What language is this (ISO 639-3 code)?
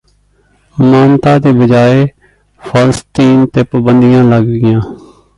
pan